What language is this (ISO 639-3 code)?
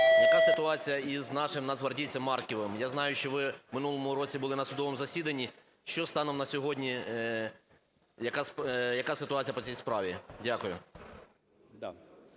ukr